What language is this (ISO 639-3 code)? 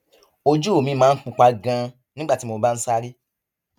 yor